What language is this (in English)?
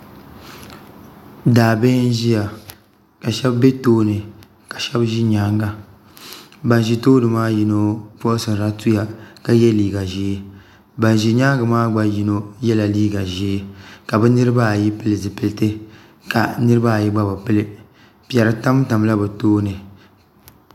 Dagbani